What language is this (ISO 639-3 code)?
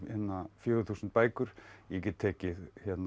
isl